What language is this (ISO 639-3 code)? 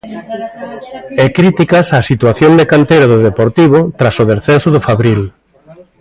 glg